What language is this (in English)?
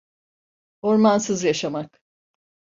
Turkish